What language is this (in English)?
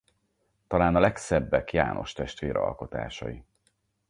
Hungarian